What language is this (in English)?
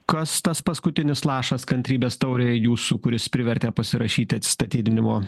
Lithuanian